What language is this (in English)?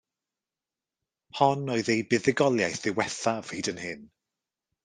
Welsh